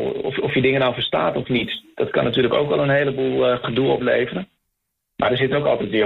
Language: Dutch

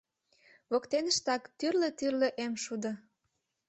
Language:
Mari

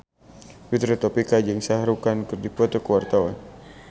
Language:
Sundanese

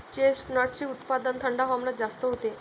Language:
Marathi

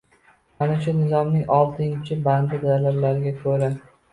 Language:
Uzbek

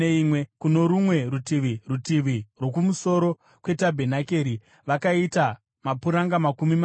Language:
Shona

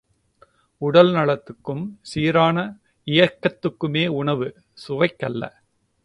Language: Tamil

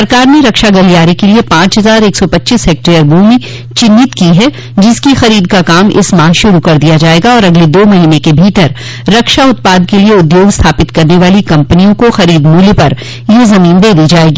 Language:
Hindi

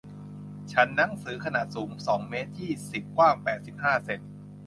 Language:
Thai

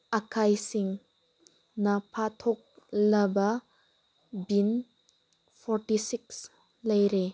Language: Manipuri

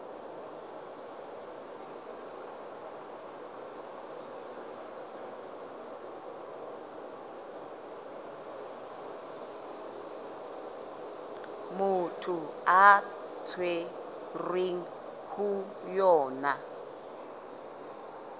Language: Southern Sotho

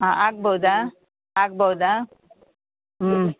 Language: Kannada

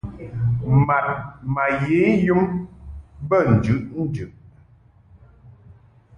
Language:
Mungaka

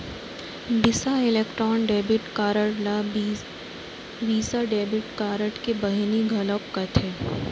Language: Chhattisgarhi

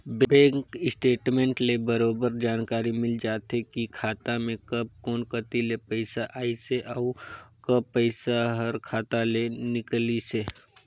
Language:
Chhattisgarhi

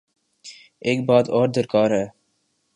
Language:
Urdu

